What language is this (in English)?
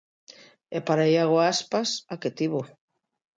Galician